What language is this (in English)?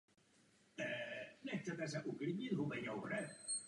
Czech